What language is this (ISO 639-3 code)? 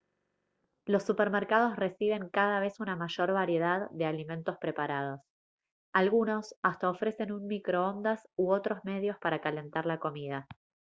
spa